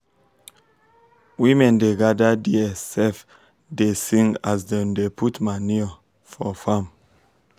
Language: Nigerian Pidgin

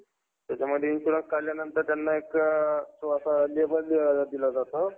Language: Marathi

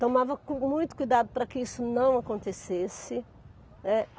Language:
Portuguese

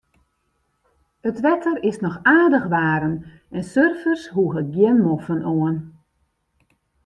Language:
Western Frisian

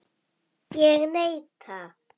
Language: Icelandic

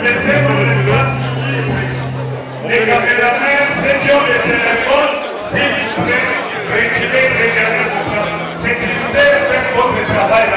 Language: French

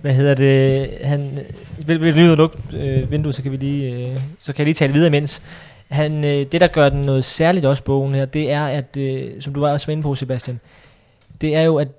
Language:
Danish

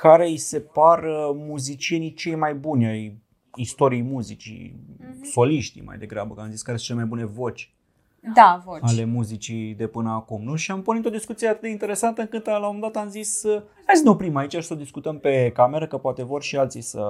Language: Romanian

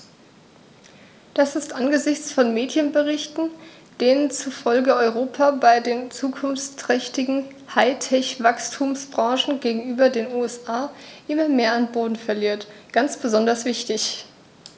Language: German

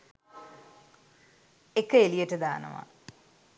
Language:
Sinhala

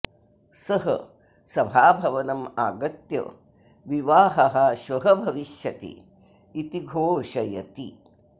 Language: Sanskrit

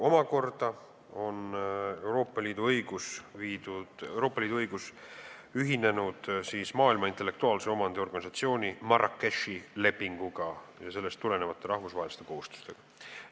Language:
Estonian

